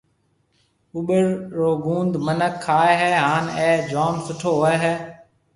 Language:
Marwari (Pakistan)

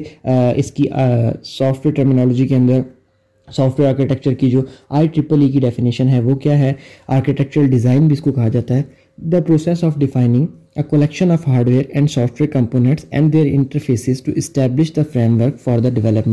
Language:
Urdu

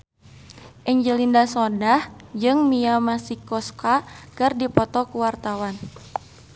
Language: Sundanese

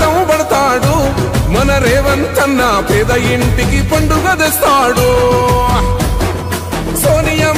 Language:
Telugu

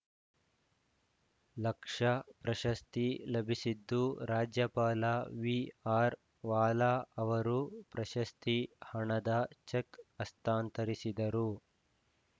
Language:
Kannada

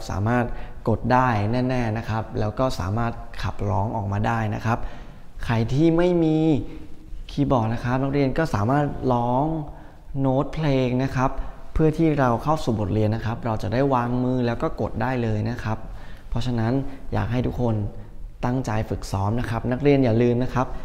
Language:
Thai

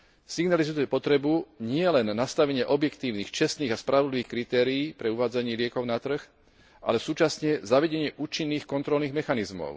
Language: Slovak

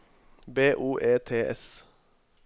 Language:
Norwegian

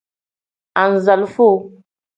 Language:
Tem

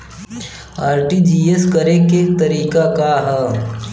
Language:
Bhojpuri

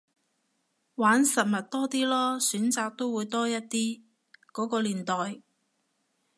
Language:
Cantonese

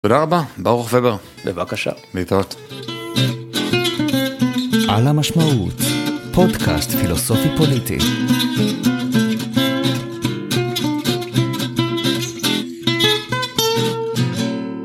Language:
Hebrew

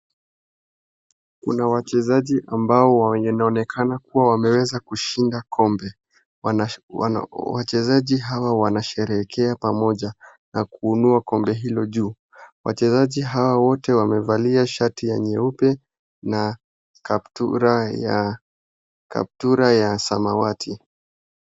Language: Swahili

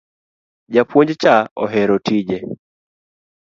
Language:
Luo (Kenya and Tanzania)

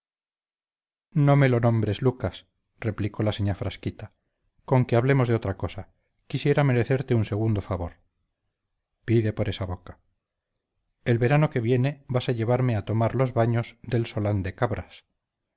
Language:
Spanish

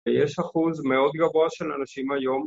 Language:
Hebrew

